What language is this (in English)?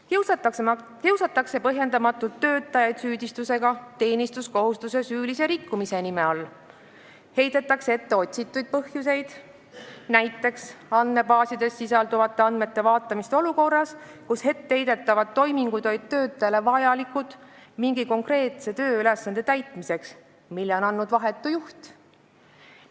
Estonian